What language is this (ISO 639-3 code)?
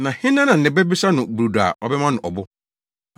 aka